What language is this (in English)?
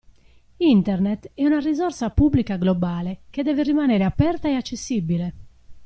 Italian